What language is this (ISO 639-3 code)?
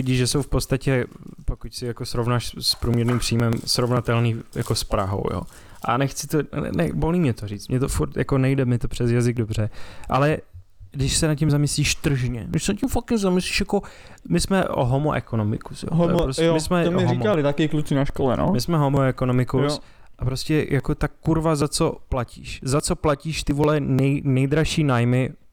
ces